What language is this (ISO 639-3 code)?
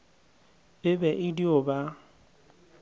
nso